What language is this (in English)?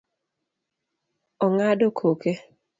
Luo (Kenya and Tanzania)